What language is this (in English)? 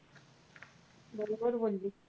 Marathi